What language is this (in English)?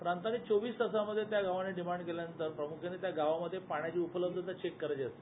Marathi